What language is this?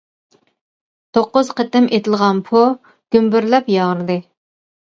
Uyghur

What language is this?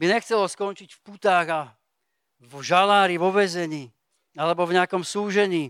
Slovak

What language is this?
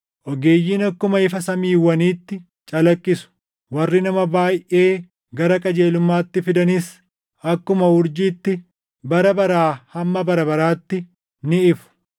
Oromo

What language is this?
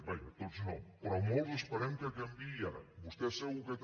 Catalan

